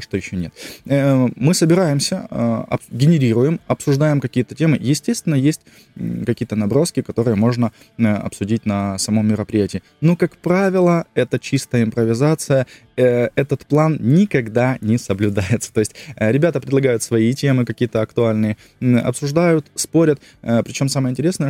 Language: Russian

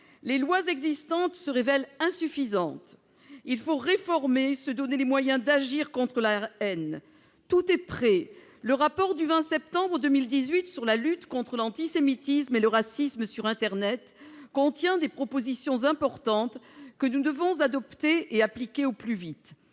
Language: French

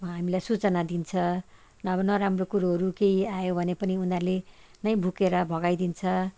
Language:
Nepali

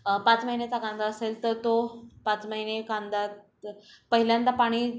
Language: Marathi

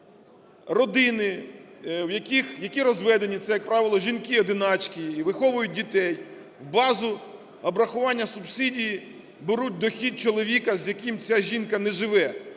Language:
Ukrainian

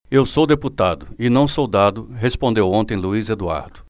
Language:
Portuguese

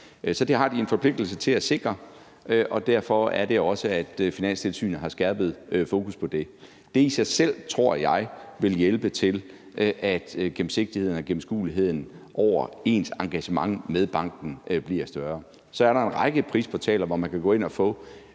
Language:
Danish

